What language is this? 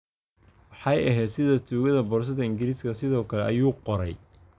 Somali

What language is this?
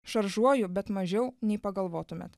Lithuanian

